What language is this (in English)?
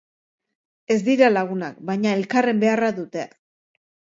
Basque